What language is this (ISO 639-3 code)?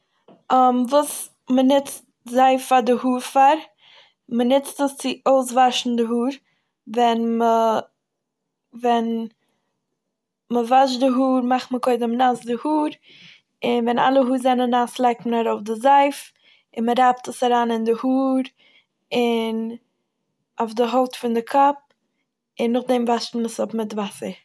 yid